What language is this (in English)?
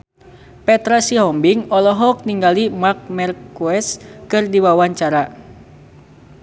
Sundanese